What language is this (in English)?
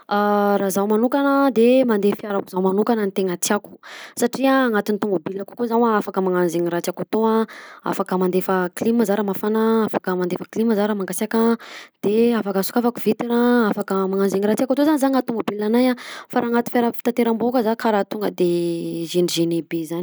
Southern Betsimisaraka Malagasy